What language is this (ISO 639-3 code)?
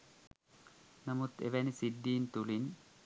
sin